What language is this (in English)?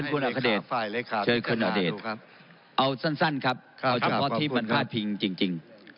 Thai